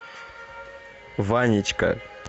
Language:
Russian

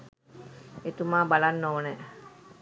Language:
Sinhala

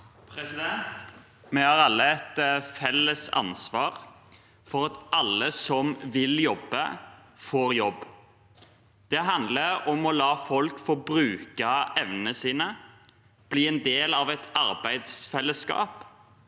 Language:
Norwegian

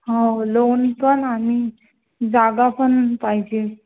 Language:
Marathi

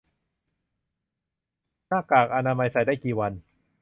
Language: Thai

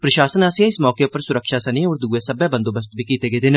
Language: Dogri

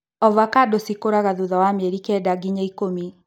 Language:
Kikuyu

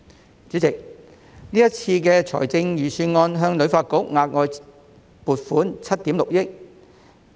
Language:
Cantonese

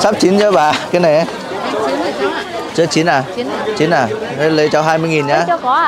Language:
Vietnamese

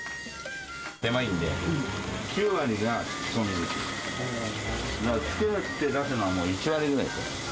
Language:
Japanese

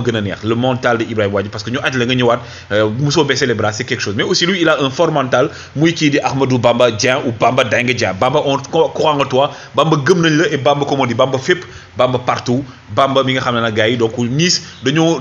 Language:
French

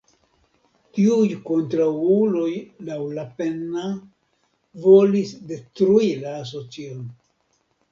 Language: Esperanto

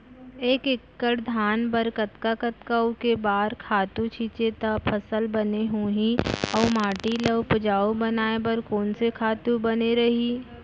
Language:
Chhattisgarhi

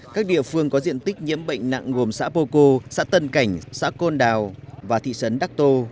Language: Vietnamese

